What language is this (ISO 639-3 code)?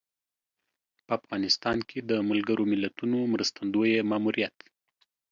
pus